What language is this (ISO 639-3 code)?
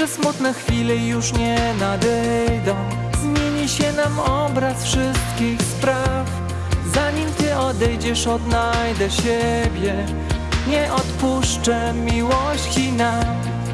pol